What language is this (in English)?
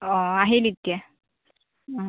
Assamese